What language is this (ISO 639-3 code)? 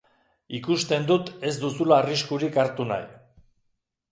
eus